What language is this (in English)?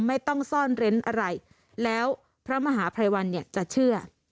Thai